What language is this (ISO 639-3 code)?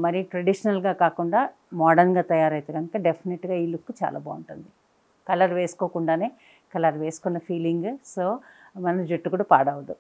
tel